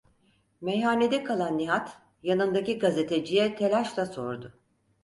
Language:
Turkish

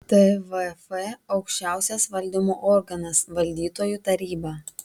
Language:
Lithuanian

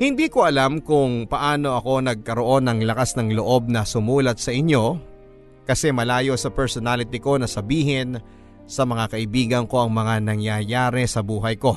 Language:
Filipino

